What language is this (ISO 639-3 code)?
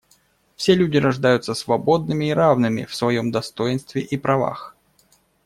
rus